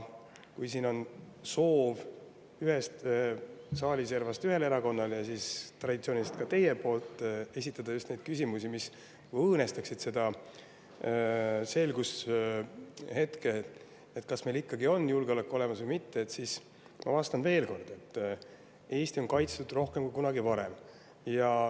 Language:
Estonian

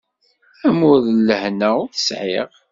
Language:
Kabyle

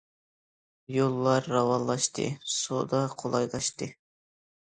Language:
Uyghur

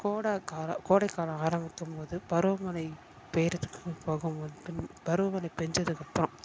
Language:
Tamil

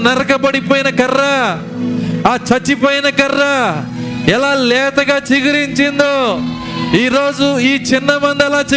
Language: Telugu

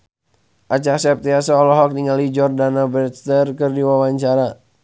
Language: Sundanese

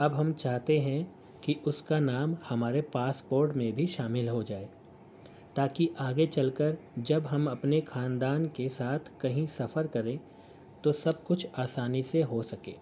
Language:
Urdu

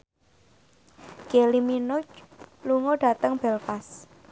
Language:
Javanese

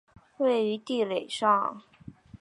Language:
Chinese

